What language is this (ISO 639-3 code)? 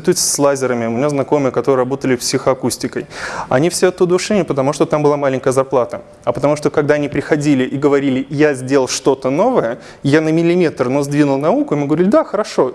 rus